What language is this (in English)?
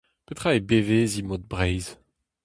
Breton